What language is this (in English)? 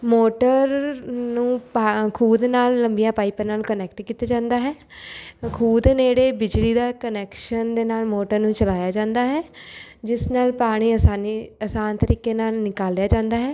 Punjabi